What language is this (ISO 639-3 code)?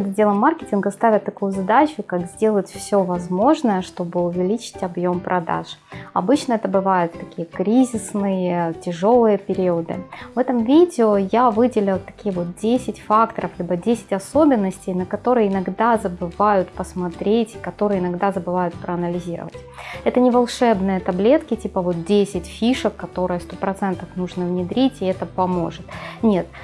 rus